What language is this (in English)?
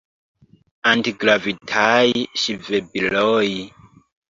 Esperanto